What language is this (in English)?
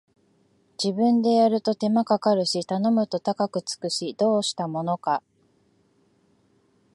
Japanese